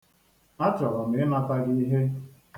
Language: Igbo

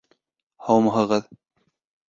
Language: Bashkir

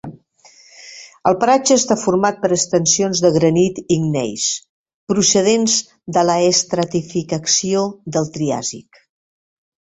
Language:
Catalan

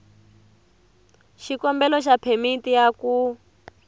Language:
Tsonga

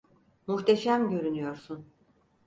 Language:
Turkish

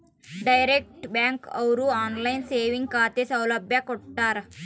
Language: Kannada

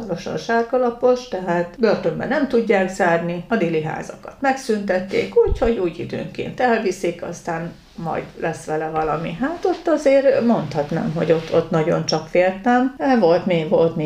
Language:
Hungarian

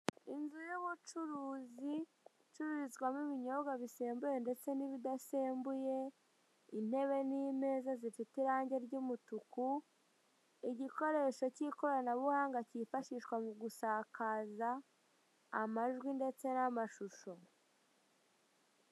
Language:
Kinyarwanda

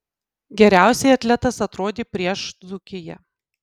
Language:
Lithuanian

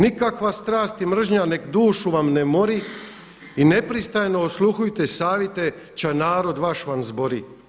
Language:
Croatian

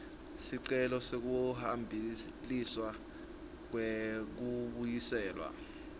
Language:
Swati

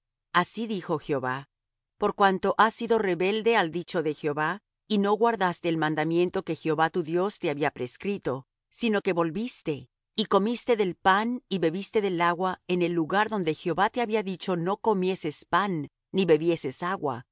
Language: Spanish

